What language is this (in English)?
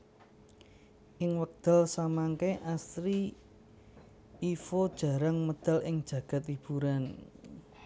Javanese